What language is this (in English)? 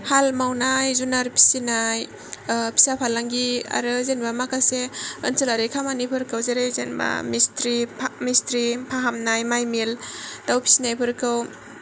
Bodo